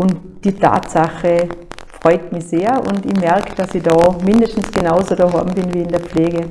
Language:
German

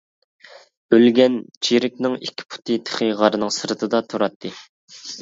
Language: Uyghur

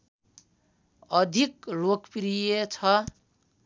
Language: Nepali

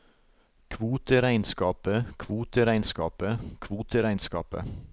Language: Norwegian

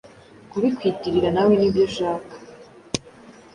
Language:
Kinyarwanda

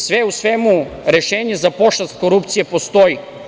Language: Serbian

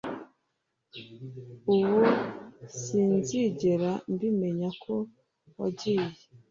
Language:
Kinyarwanda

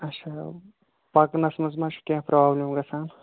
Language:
Kashmiri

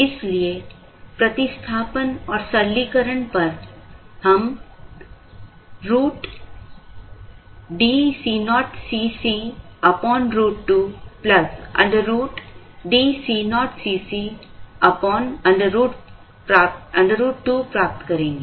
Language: Hindi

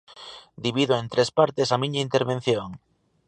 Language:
Galician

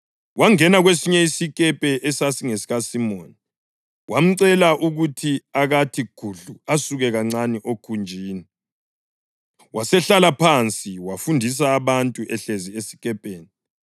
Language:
North Ndebele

